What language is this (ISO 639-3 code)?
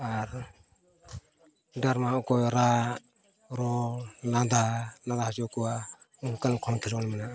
sat